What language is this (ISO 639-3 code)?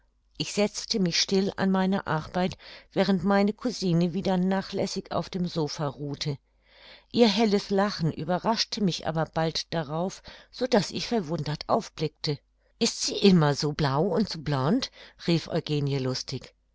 deu